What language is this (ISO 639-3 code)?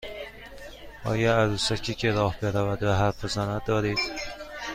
fas